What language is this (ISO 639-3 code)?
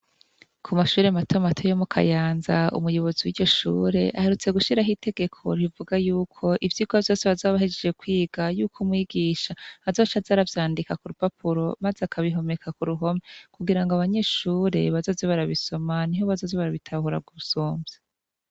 run